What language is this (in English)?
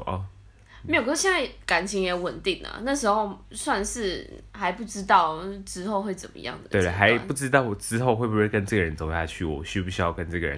Chinese